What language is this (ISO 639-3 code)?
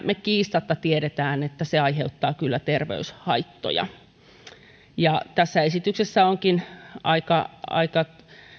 fin